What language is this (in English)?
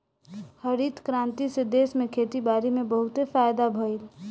Bhojpuri